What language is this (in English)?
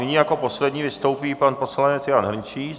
Czech